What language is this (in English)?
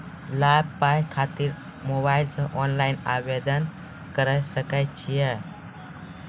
Maithili